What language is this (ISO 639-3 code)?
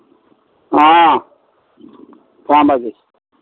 mai